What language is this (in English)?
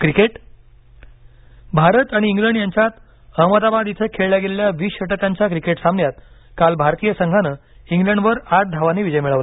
Marathi